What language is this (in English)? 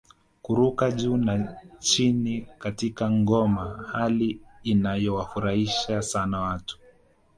Swahili